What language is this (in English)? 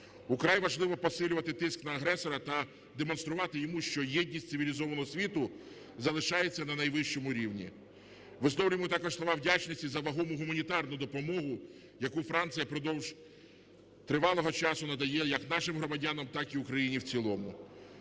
Ukrainian